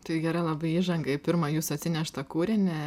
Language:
Lithuanian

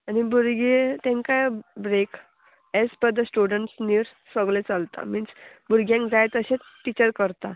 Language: Konkani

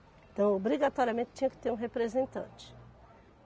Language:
Portuguese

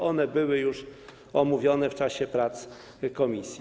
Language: Polish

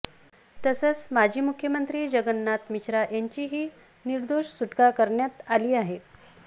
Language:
Marathi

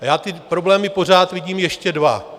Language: Czech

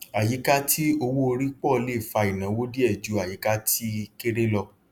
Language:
Yoruba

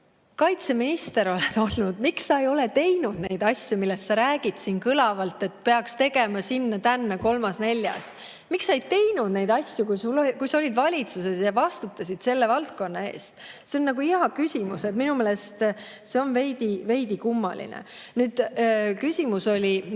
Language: Estonian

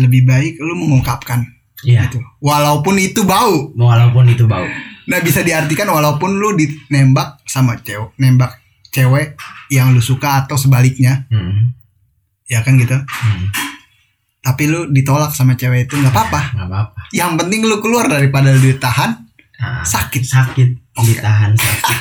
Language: Indonesian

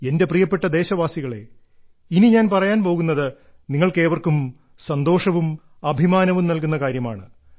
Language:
Malayalam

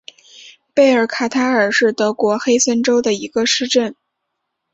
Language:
Chinese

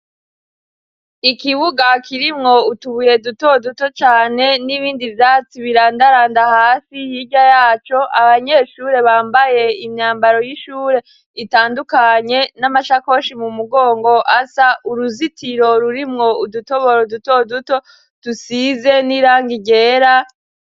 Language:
Rundi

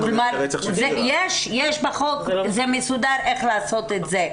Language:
Hebrew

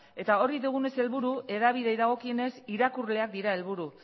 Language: Basque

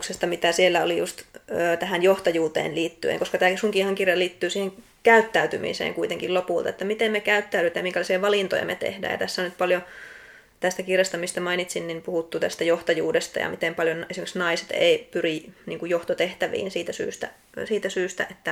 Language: Finnish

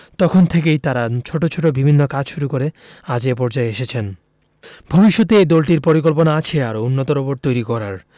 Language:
Bangla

